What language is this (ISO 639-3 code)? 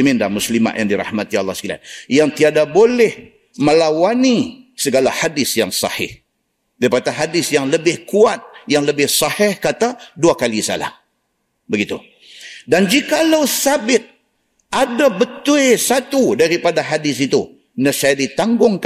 msa